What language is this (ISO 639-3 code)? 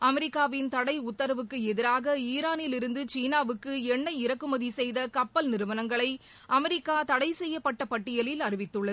tam